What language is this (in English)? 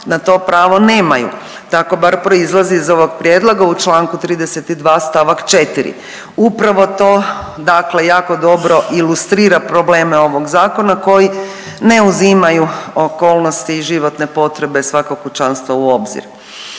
Croatian